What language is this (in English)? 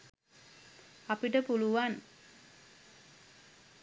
Sinhala